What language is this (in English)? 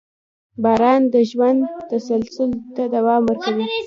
Pashto